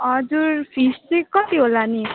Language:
Nepali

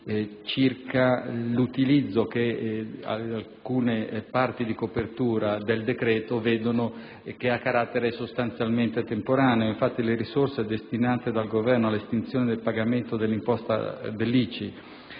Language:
Italian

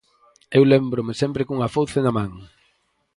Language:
Galician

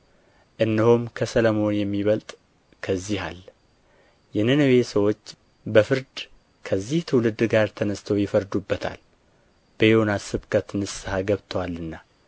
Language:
Amharic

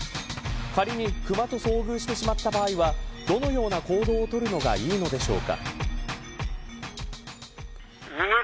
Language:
Japanese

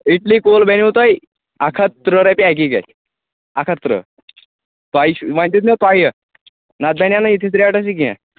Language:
Kashmiri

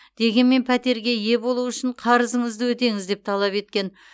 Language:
Kazakh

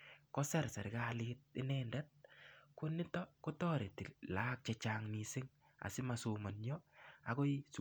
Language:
Kalenjin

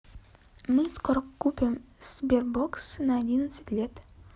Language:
Russian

